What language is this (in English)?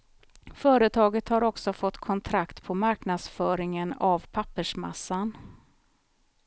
Swedish